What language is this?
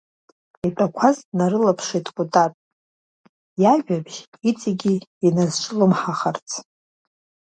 Abkhazian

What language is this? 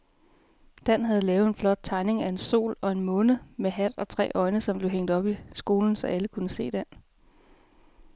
Danish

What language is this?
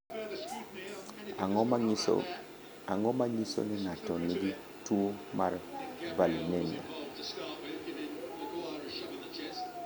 Luo (Kenya and Tanzania)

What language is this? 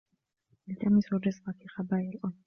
Arabic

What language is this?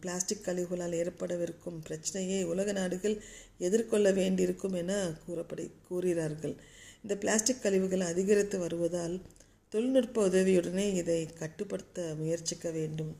Tamil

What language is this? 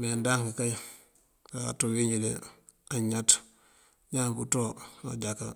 Mandjak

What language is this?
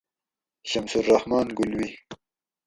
Gawri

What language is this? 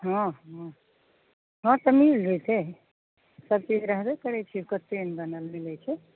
Maithili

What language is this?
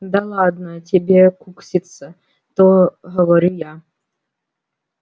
Russian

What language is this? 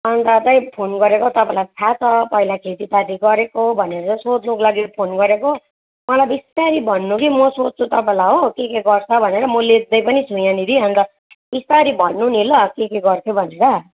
Nepali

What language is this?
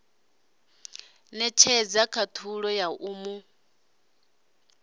Venda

